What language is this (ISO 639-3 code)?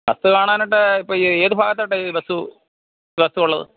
mal